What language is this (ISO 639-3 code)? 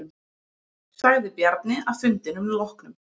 isl